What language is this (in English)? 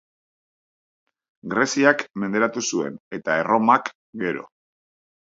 Basque